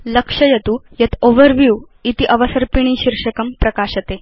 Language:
Sanskrit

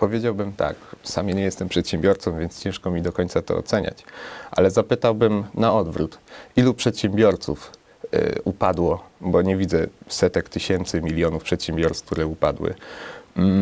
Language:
Polish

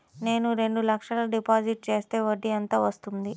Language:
Telugu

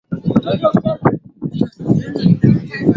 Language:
Swahili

